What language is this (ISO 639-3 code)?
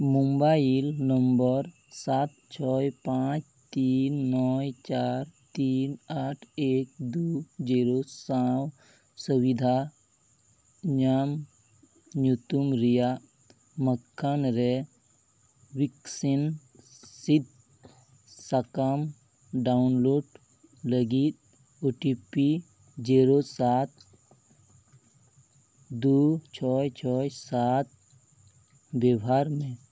sat